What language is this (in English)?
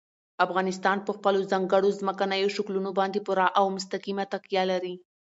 Pashto